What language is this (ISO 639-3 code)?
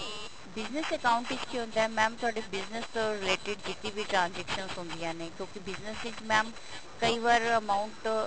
pan